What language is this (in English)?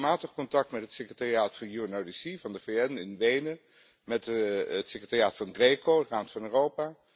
Dutch